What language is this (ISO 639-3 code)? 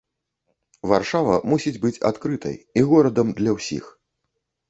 bel